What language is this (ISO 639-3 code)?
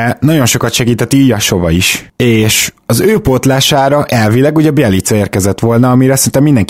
hun